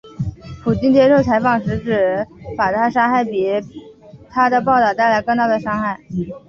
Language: Chinese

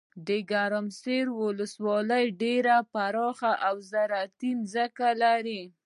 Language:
Pashto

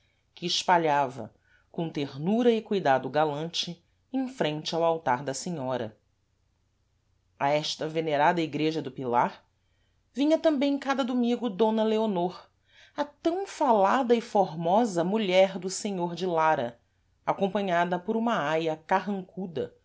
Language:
Portuguese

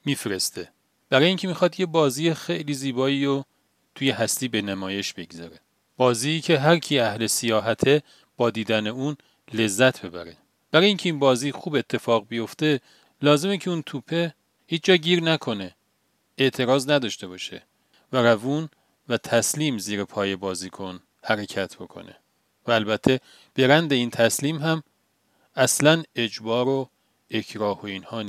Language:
Persian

